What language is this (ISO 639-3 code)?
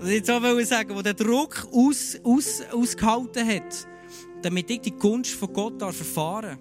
deu